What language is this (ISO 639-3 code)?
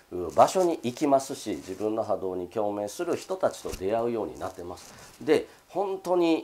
jpn